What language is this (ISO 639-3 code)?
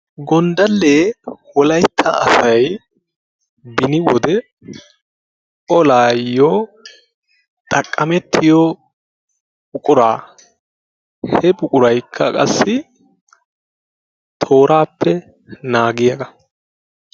wal